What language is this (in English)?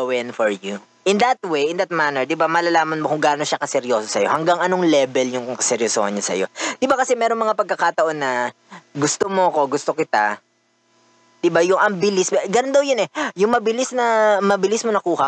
Filipino